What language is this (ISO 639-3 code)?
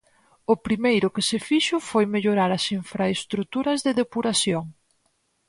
glg